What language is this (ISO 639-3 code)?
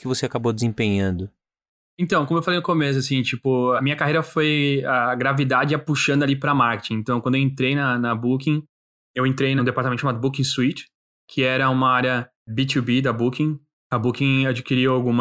por